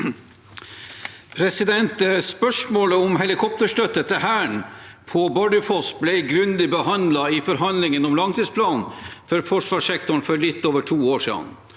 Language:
Norwegian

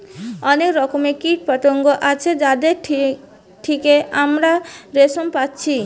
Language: Bangla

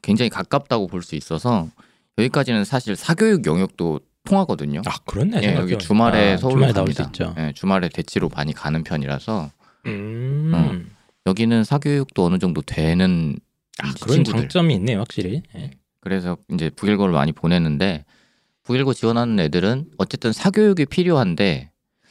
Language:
Korean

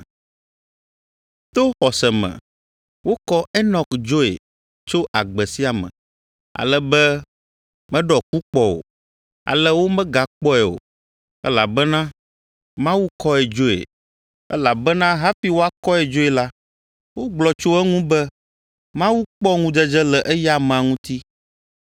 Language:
Ewe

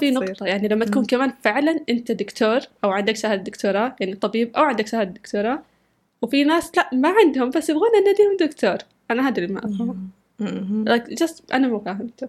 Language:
Arabic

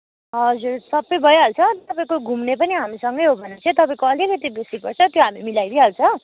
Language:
Nepali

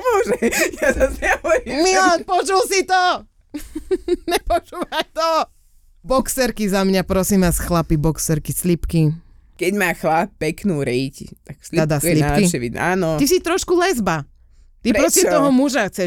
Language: Slovak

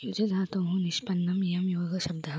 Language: Sanskrit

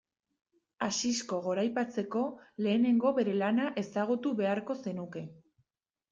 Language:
Basque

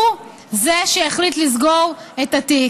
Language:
Hebrew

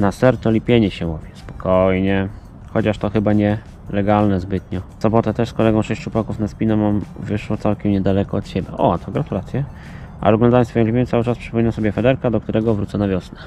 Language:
Polish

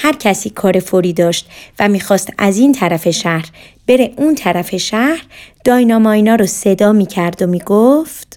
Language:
Persian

